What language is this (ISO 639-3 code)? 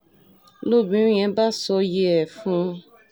yor